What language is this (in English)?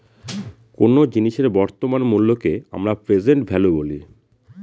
Bangla